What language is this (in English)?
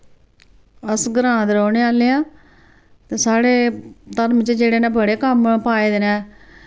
Dogri